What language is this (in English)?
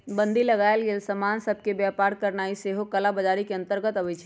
Magahi